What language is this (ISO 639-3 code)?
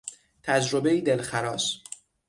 fas